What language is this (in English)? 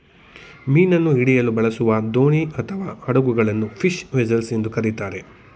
Kannada